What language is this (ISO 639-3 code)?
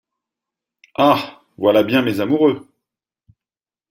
fra